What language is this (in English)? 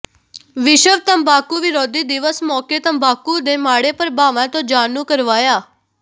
Punjabi